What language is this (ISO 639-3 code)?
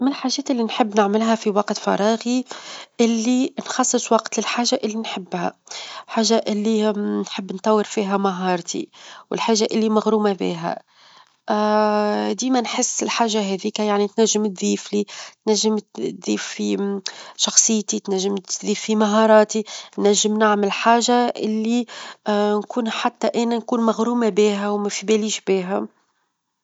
aeb